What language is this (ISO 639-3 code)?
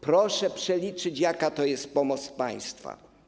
pol